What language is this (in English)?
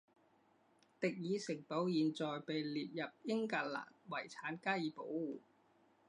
Chinese